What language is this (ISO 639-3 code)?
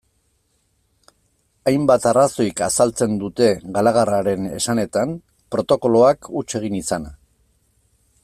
eus